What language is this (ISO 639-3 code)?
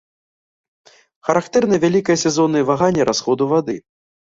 bel